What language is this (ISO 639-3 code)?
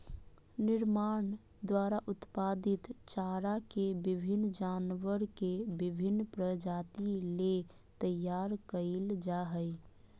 mag